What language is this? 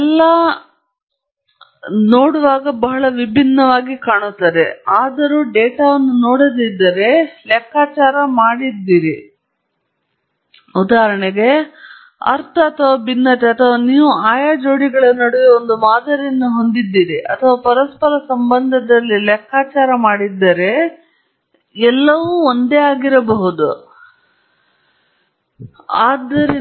Kannada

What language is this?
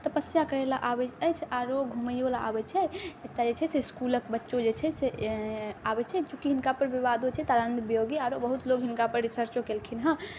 Maithili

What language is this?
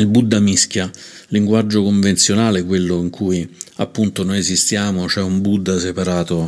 Italian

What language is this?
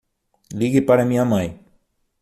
Portuguese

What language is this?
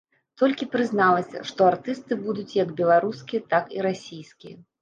Belarusian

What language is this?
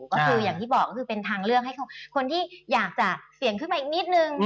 Thai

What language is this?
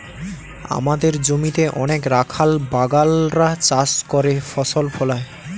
Bangla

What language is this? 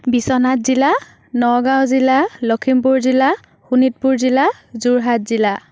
Assamese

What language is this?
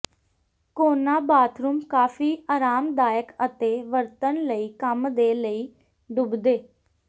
Punjabi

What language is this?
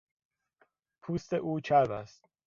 Persian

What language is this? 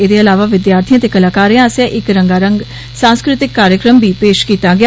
Dogri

